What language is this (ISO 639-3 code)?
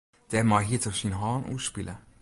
fry